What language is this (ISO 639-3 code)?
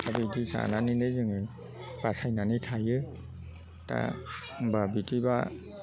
brx